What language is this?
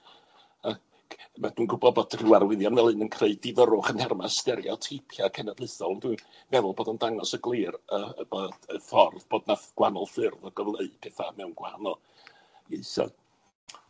Welsh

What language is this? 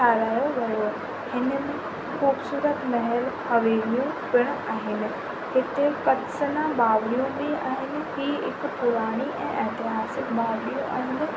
Sindhi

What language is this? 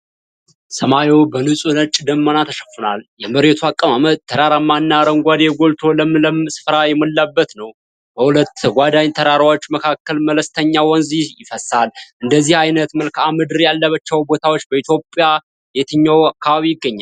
Amharic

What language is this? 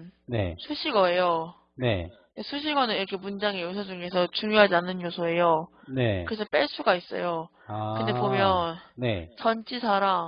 Korean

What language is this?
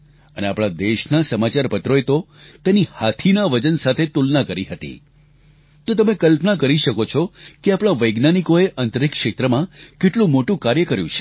Gujarati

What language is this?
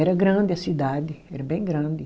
Portuguese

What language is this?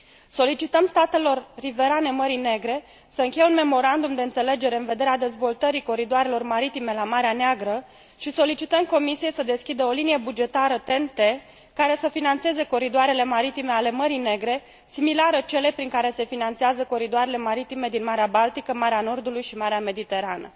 Romanian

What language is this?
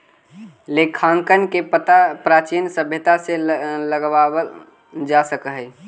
Magahi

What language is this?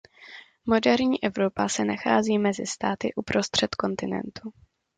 Czech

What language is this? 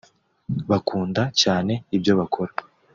Kinyarwanda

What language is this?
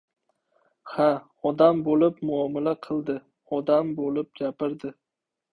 Uzbek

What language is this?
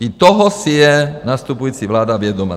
Czech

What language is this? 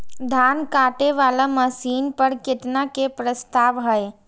Maithili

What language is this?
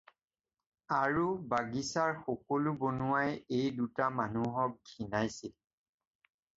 Assamese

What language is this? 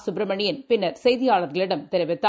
Tamil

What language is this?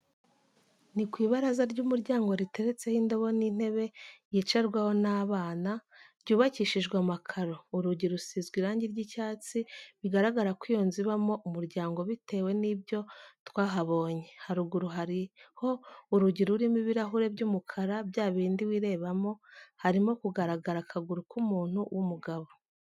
Kinyarwanda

